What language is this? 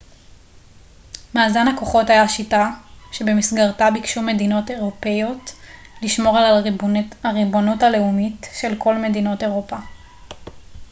Hebrew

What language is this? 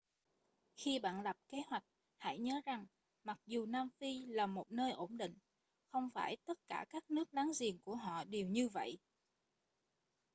Vietnamese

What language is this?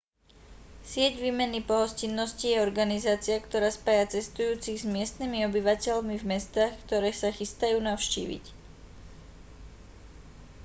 Slovak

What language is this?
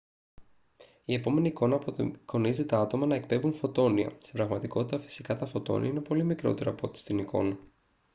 Greek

